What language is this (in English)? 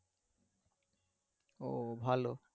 Bangla